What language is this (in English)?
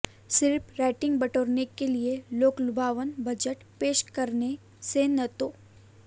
Hindi